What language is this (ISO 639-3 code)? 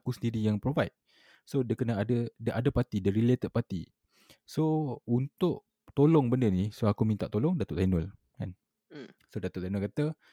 msa